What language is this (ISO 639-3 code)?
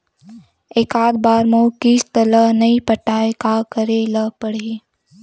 hne